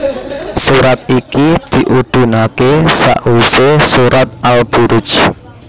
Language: Javanese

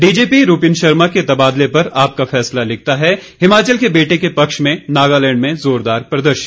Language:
Hindi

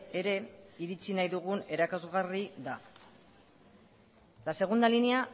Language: Basque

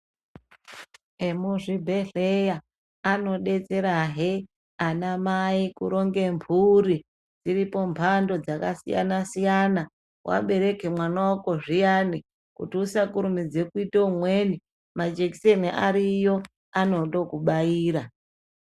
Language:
Ndau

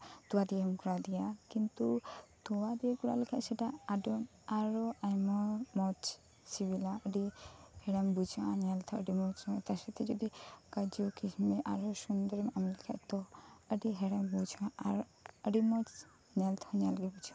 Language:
Santali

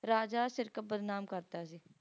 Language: Punjabi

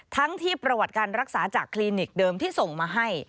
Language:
Thai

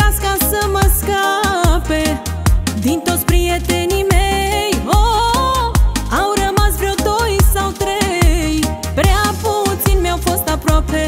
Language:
Romanian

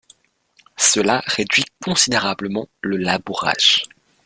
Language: French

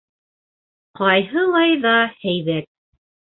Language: Bashkir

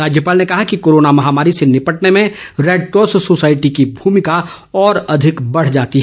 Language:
Hindi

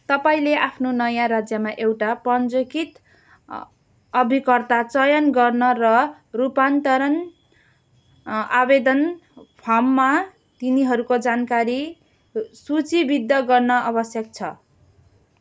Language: Nepali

